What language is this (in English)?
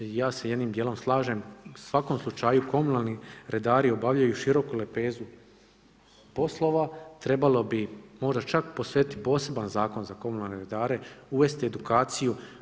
Croatian